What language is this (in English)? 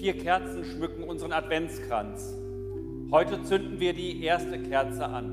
German